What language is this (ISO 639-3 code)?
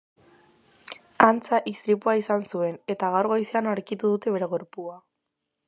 eus